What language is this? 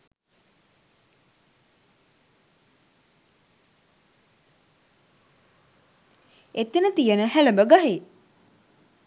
Sinhala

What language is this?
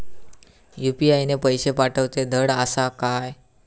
Marathi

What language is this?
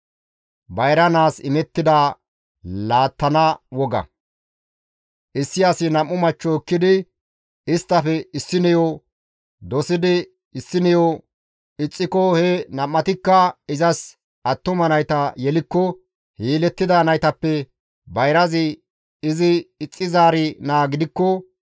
Gamo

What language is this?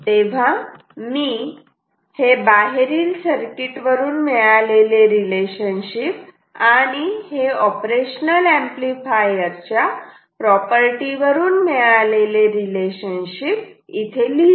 Marathi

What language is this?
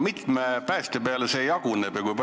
Estonian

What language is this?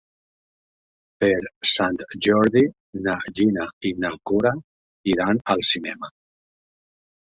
Catalan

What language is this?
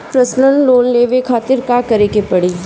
Bhojpuri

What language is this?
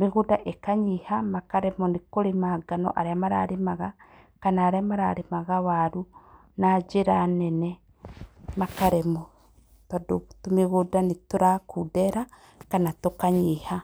Kikuyu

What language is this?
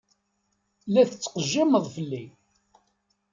Kabyle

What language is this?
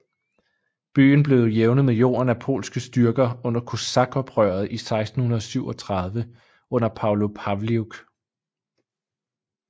Danish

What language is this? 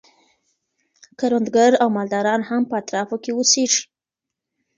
Pashto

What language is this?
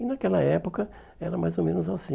Portuguese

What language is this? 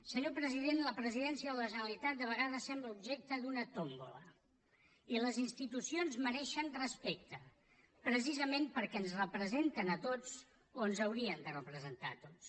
Catalan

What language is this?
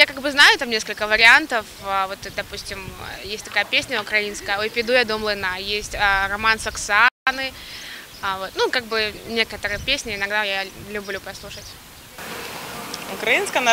Ukrainian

